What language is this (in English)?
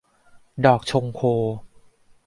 Thai